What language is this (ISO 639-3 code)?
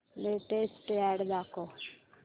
mar